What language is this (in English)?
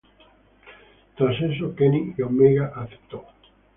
Spanish